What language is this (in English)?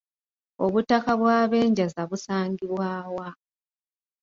Ganda